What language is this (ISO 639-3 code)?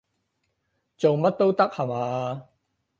yue